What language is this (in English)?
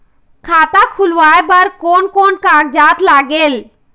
Chhattisgarhi